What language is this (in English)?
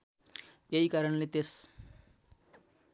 Nepali